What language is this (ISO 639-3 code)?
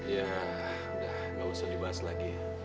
ind